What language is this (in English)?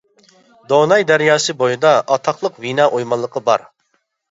Uyghur